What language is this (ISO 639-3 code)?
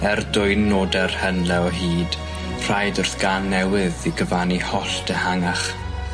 cym